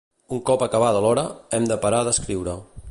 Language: Catalan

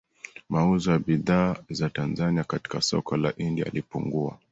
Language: Swahili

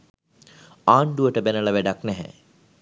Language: Sinhala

